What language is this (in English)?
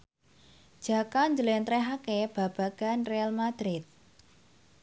Javanese